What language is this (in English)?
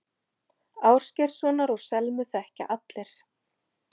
Icelandic